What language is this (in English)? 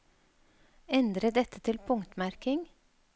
Norwegian